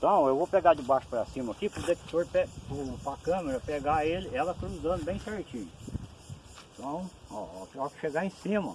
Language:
Portuguese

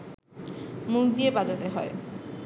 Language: Bangla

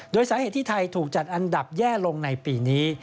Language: Thai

